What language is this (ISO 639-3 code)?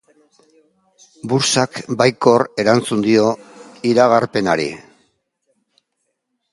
eus